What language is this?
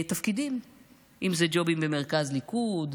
Hebrew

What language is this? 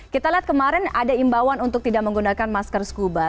Indonesian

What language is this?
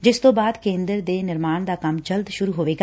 Punjabi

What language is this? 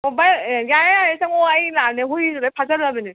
Manipuri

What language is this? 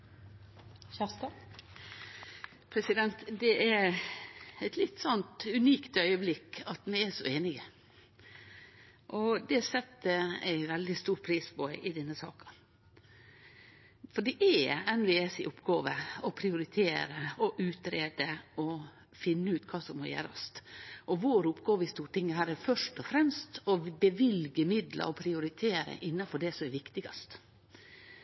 Norwegian Nynorsk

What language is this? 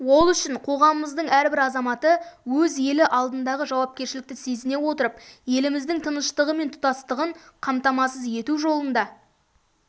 Kazakh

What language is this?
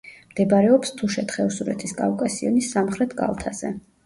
Georgian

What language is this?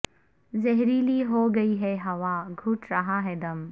Urdu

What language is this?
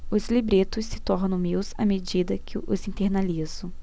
Portuguese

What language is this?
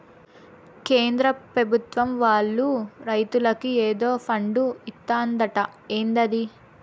Telugu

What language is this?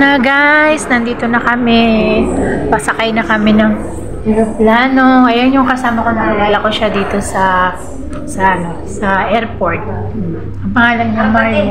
Filipino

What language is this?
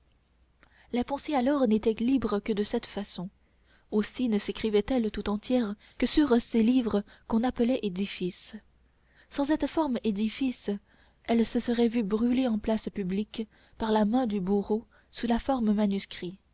French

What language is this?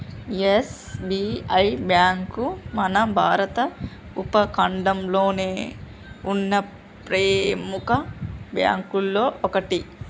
Telugu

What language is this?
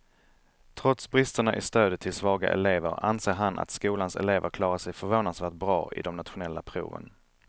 Swedish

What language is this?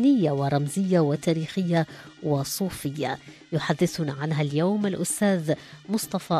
Arabic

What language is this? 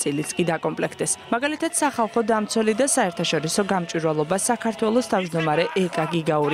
Romanian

